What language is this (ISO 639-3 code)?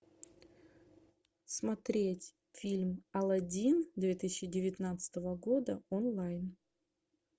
rus